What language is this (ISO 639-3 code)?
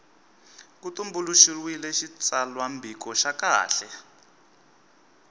tso